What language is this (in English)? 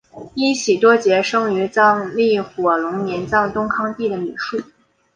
Chinese